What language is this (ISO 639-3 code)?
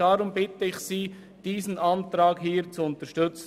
gsw